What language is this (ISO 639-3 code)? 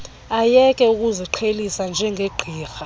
xho